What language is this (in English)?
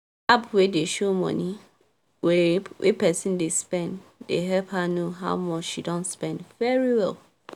Nigerian Pidgin